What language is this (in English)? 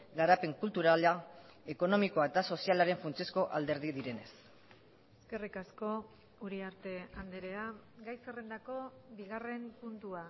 Basque